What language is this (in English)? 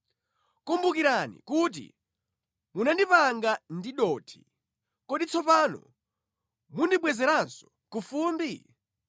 Nyanja